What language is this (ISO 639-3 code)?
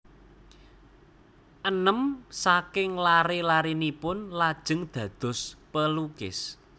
jav